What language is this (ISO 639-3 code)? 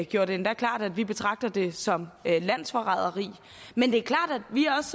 dan